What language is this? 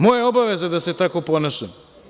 Serbian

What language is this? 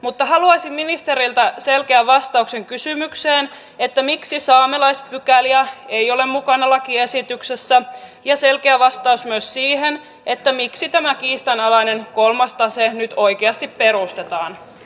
Finnish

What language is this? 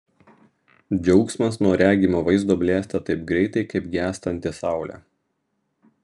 Lithuanian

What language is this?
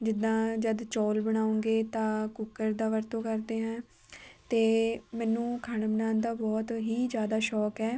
Punjabi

